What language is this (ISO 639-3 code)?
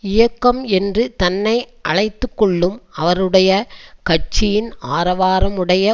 tam